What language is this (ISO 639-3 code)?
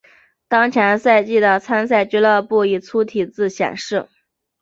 zho